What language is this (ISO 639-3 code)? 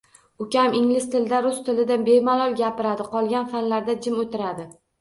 uzb